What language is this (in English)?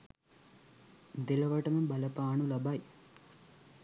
Sinhala